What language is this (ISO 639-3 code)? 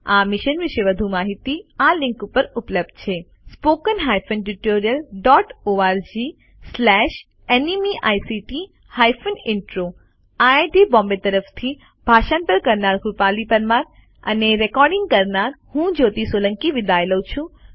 guj